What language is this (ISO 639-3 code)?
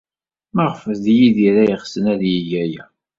kab